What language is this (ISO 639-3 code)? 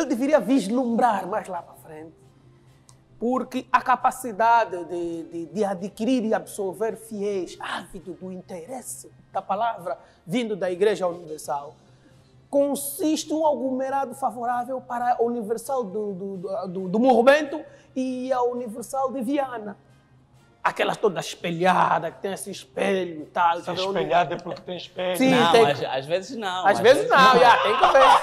por